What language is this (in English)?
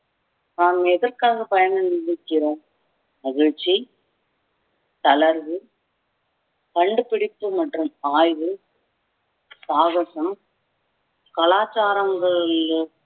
Tamil